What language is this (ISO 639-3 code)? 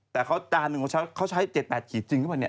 tha